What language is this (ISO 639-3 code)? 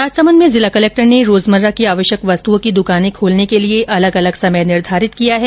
hin